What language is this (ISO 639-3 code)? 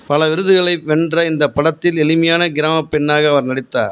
tam